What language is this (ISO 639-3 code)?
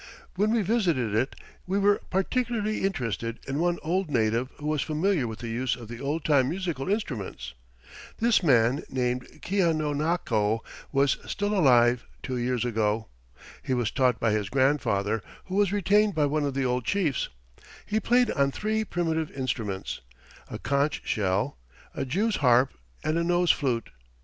eng